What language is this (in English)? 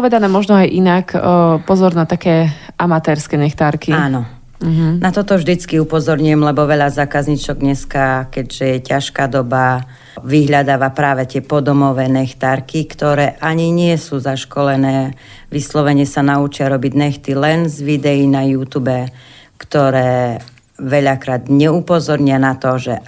Slovak